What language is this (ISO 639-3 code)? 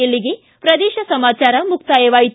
kan